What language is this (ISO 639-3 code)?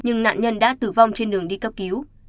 vie